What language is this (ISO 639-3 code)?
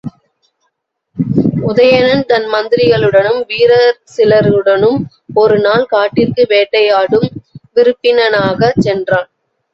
tam